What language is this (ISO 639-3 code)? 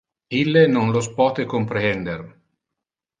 ina